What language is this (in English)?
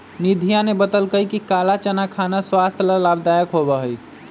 Magahi